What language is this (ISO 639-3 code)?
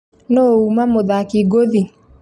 kik